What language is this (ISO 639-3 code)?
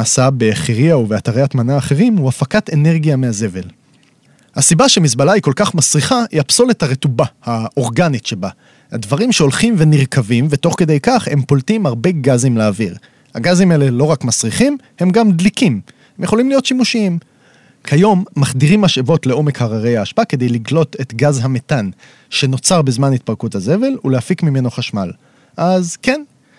heb